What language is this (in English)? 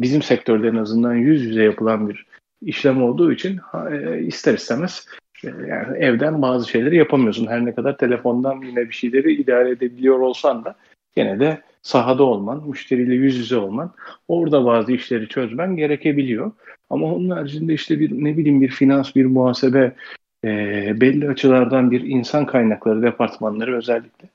Turkish